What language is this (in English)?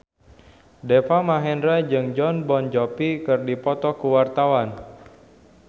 Sundanese